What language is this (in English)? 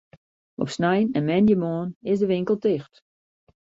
Western Frisian